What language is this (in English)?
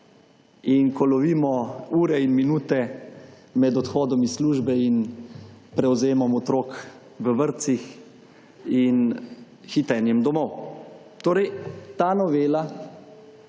Slovenian